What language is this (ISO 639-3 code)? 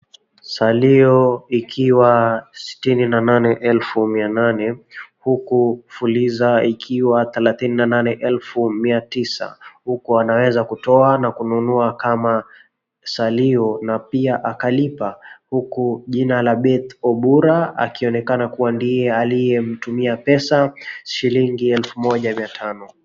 swa